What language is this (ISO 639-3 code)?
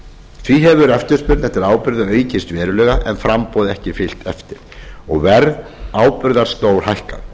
isl